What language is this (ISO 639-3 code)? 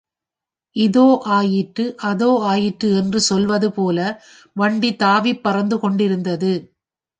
tam